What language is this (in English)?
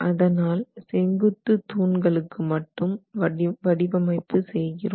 Tamil